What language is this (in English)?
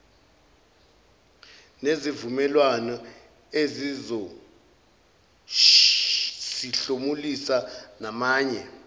Zulu